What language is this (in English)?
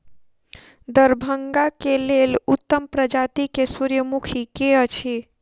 Maithili